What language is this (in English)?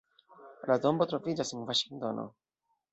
Esperanto